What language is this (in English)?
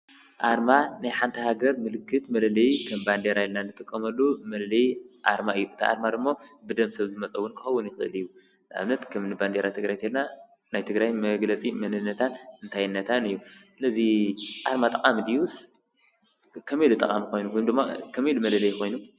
Tigrinya